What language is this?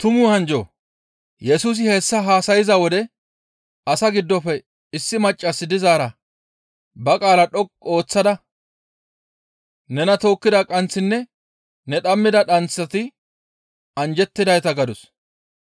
Gamo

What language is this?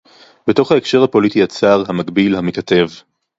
Hebrew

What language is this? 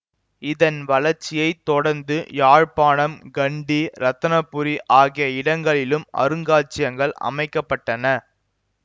Tamil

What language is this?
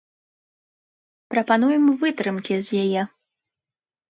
Belarusian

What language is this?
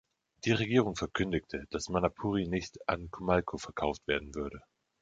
German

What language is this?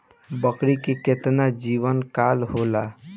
Bhojpuri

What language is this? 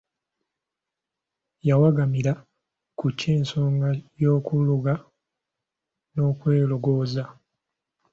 Ganda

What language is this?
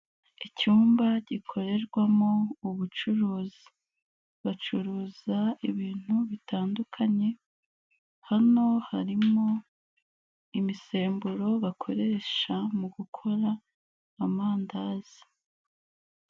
Kinyarwanda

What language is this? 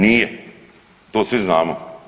Croatian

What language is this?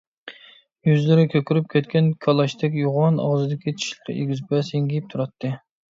Uyghur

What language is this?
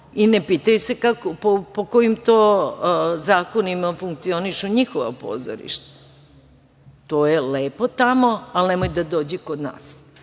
Serbian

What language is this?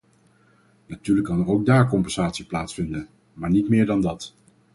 Dutch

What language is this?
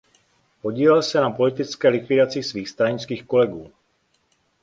Czech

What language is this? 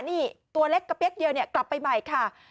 Thai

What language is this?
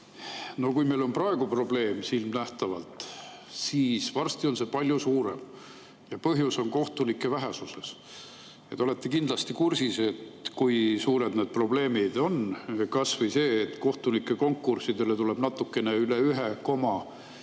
Estonian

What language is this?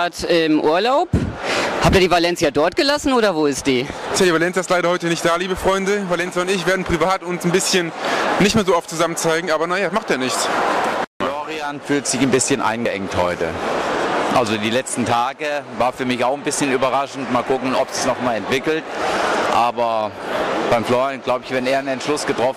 German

